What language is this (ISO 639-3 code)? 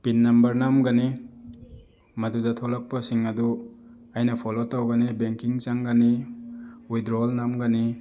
mni